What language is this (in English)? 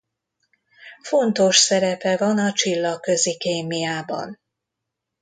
Hungarian